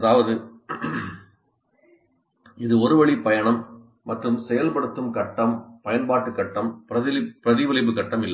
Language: Tamil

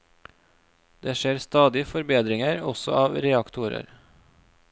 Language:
Norwegian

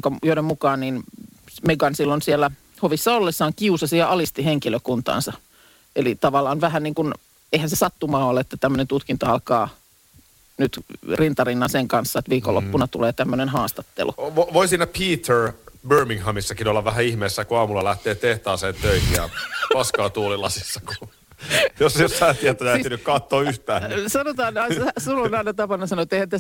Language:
Finnish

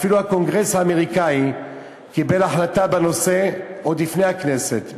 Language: Hebrew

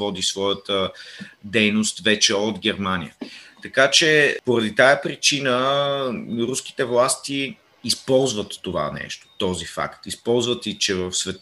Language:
Bulgarian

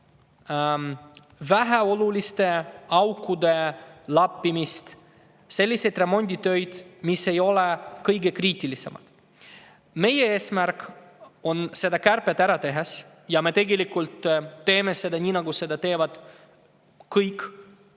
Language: Estonian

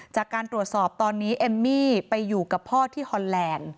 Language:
Thai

